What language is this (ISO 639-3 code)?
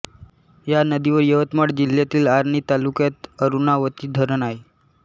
mar